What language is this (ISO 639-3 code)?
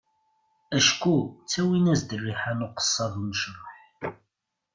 kab